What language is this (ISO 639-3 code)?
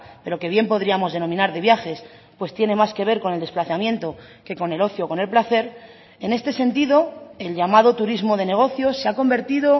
spa